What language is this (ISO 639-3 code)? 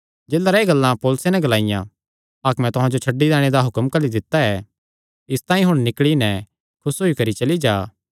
xnr